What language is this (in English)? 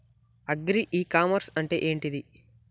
Telugu